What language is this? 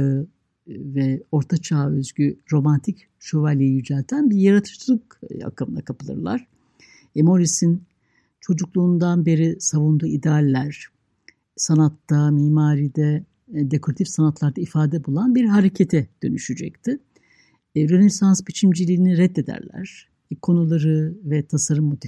Turkish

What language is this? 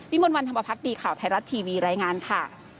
Thai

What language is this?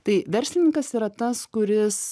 Lithuanian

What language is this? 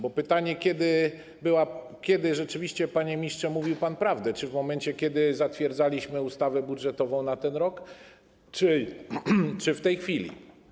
Polish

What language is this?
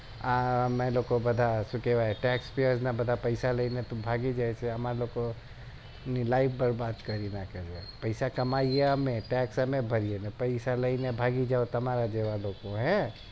Gujarati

